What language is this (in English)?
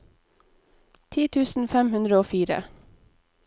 Norwegian